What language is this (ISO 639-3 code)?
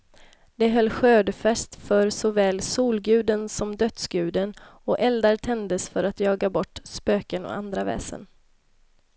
swe